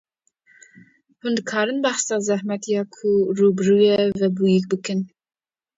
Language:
Kurdish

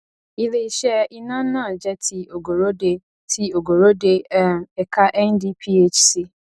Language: Yoruba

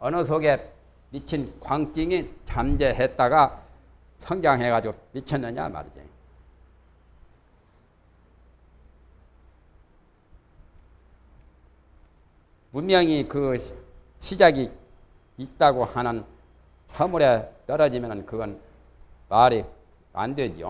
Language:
Korean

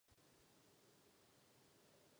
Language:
Czech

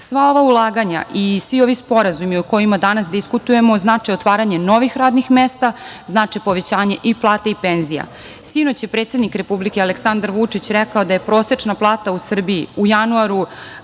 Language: Serbian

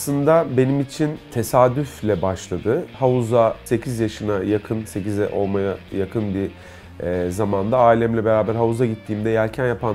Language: Turkish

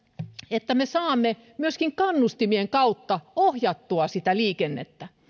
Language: Finnish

